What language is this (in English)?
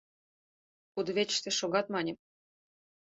Mari